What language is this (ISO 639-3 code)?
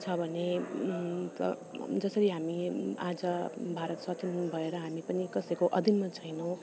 nep